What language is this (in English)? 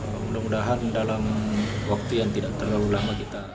Indonesian